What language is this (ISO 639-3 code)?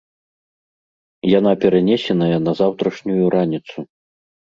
bel